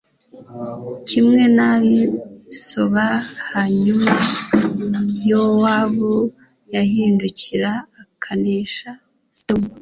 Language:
Kinyarwanda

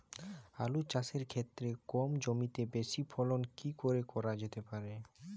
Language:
Bangla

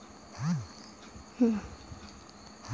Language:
Maithili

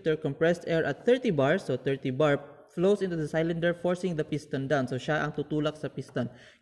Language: Filipino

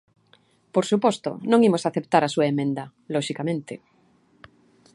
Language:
Galician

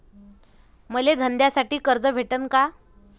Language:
Marathi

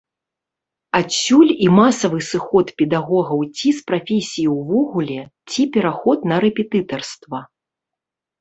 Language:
Belarusian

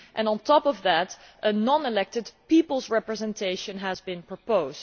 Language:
English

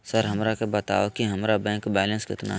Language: Magahi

